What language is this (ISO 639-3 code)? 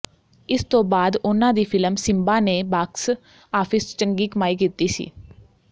pan